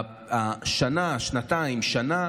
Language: Hebrew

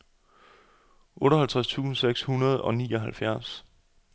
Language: Danish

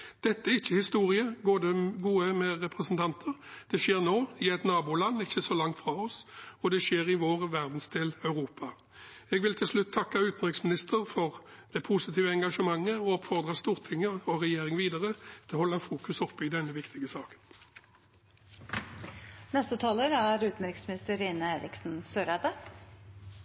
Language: Norwegian Bokmål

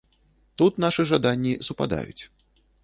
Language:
Belarusian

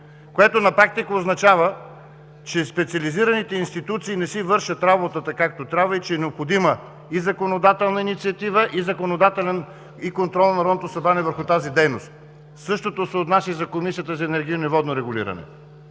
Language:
Bulgarian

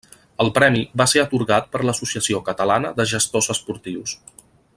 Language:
Catalan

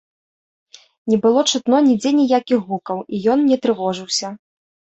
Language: Belarusian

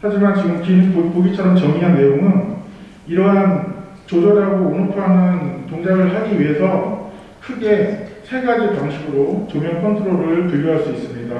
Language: Korean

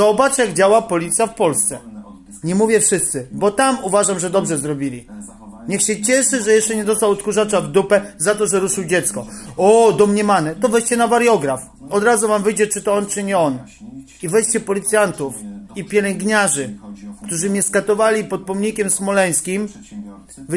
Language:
Polish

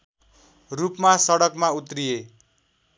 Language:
Nepali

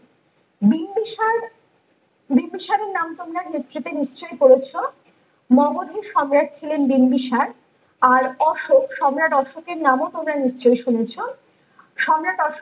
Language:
Bangla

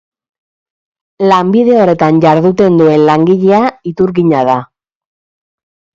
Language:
Basque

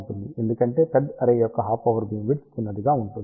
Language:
Telugu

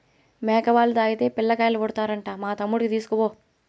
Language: Telugu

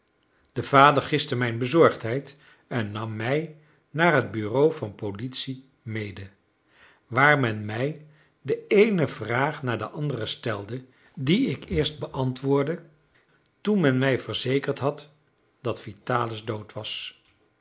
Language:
Dutch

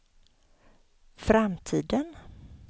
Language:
Swedish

